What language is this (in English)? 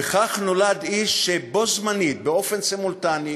Hebrew